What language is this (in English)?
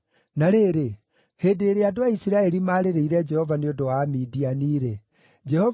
Kikuyu